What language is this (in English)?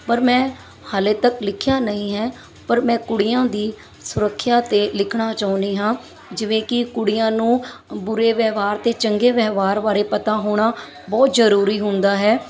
Punjabi